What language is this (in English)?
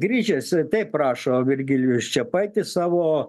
Lithuanian